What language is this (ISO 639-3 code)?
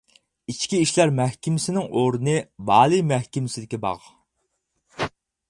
uig